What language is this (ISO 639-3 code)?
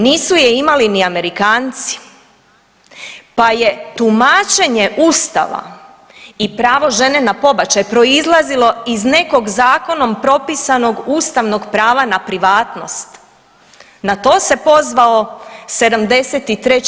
hrv